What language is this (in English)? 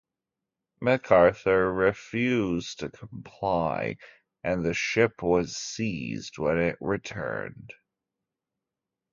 English